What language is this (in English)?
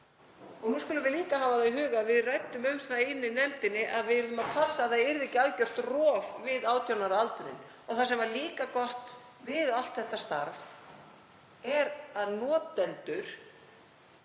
Icelandic